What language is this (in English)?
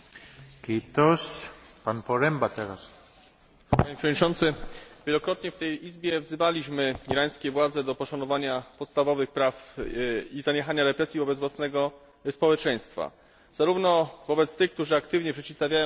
Polish